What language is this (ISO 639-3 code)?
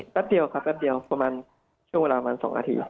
tha